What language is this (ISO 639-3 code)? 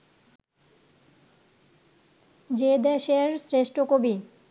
ben